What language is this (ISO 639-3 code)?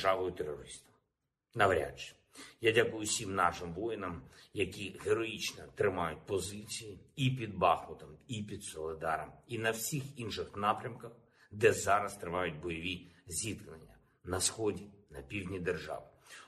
ukr